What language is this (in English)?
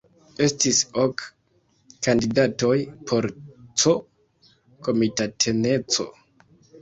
Esperanto